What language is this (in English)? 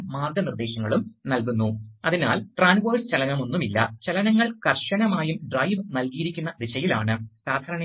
Malayalam